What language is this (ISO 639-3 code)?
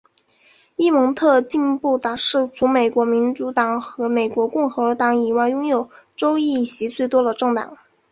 zho